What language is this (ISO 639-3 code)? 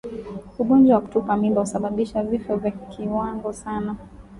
swa